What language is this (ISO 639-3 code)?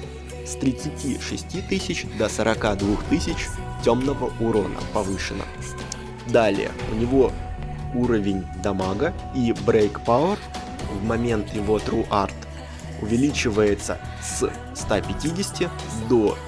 rus